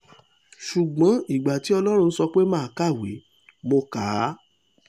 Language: Yoruba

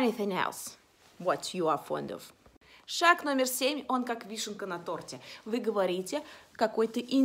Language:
Russian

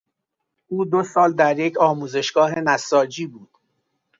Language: Persian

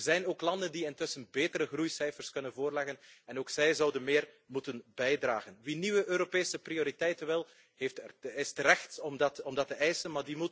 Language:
Dutch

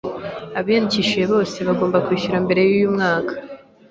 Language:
Kinyarwanda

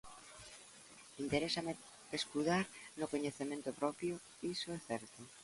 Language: Galician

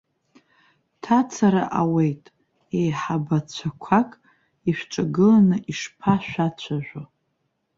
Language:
Abkhazian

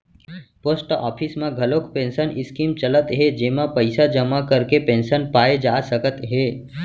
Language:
Chhattisgarhi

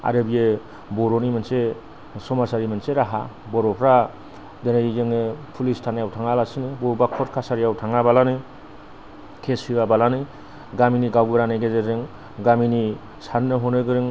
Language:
Bodo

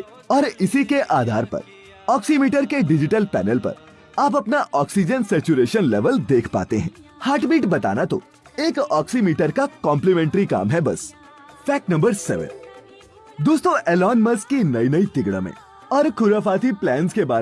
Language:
Hindi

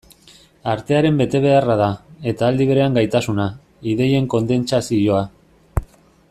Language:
Basque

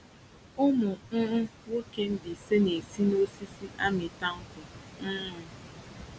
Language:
Igbo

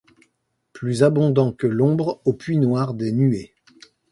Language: French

